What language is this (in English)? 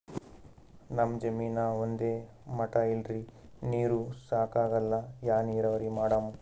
Kannada